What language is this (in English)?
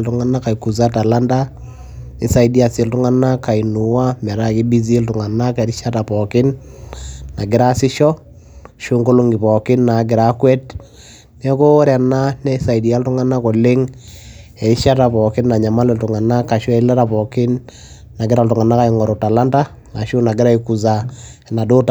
Masai